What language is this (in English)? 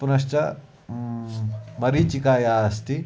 Sanskrit